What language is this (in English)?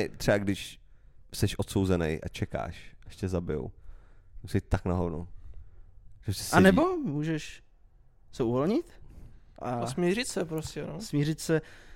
Czech